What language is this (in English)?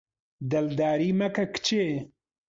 Central Kurdish